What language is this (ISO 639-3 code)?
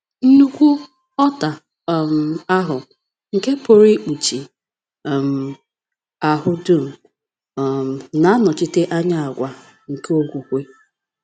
ibo